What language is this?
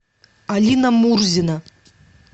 Russian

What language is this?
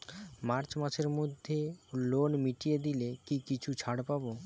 Bangla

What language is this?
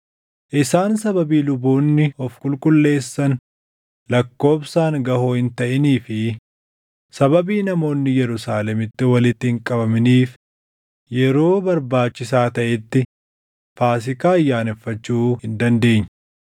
Oromo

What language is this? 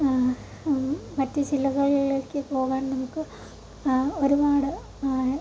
Malayalam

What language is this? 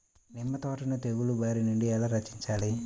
Telugu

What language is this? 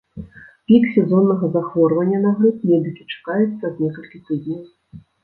Belarusian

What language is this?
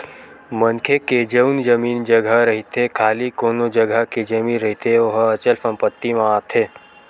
Chhattisgarhi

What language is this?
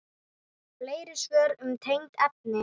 Icelandic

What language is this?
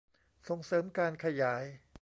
Thai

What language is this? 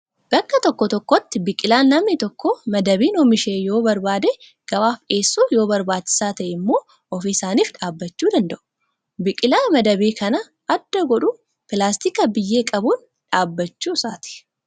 Oromo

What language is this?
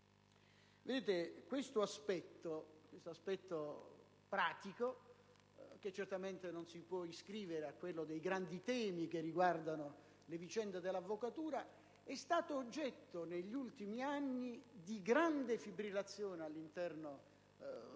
Italian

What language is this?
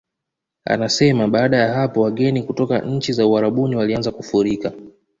Swahili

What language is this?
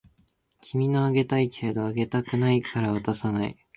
Japanese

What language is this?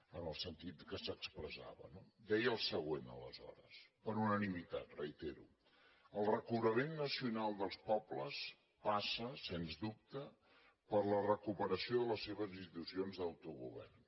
Catalan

